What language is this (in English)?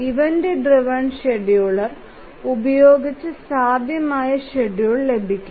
Malayalam